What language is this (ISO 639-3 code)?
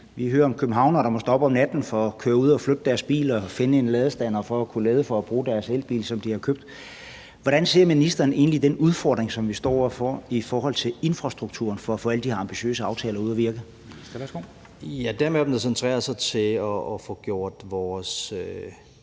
dan